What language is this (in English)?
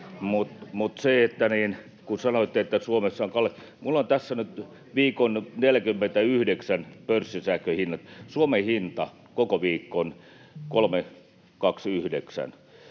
Finnish